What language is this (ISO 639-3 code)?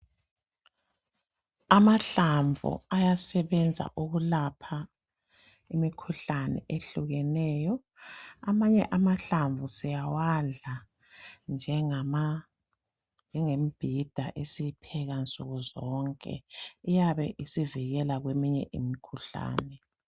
nde